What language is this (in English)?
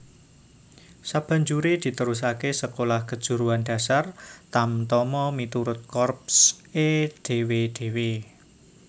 Javanese